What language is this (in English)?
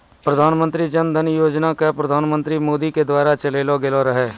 Maithili